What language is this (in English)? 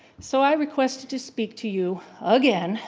English